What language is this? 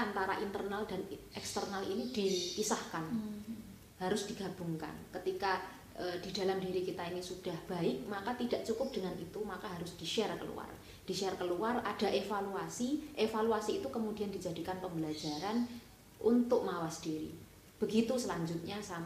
Indonesian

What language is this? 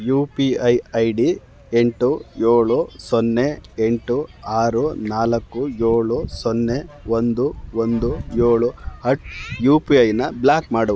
Kannada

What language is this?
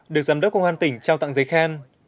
Vietnamese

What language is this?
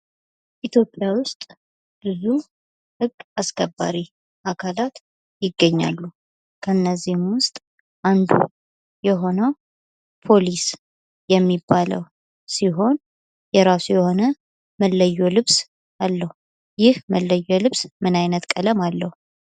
Amharic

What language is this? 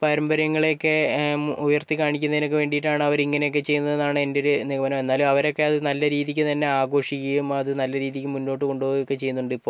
Malayalam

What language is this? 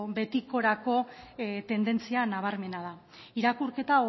Basque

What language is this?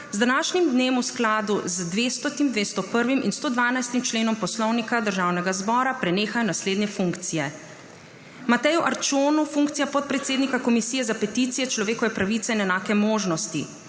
Slovenian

